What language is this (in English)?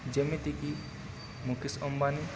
Odia